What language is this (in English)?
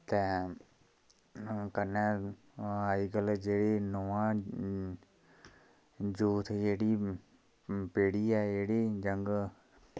Dogri